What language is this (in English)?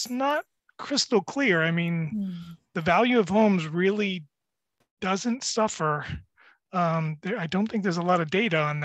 English